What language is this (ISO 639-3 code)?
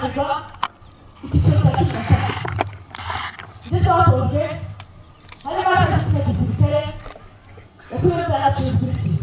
kor